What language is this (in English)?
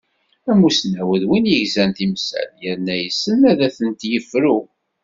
Kabyle